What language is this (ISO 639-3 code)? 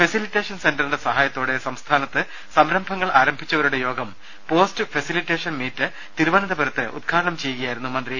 mal